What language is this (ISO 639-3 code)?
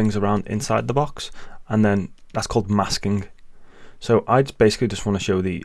eng